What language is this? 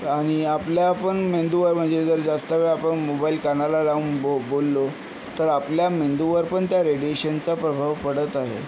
Marathi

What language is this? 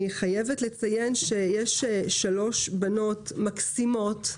Hebrew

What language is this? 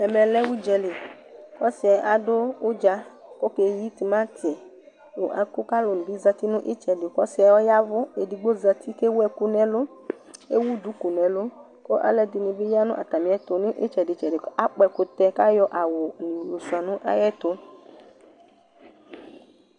Ikposo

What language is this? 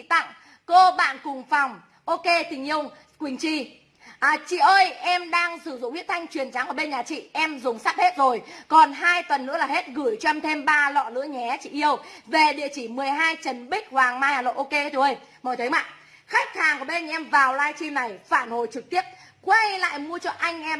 Vietnamese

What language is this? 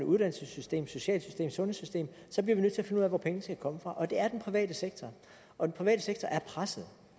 Danish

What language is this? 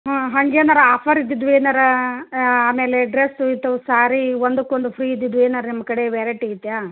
Kannada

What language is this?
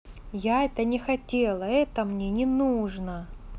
Russian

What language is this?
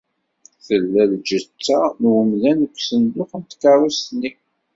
Kabyle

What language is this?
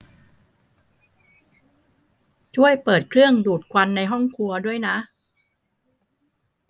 Thai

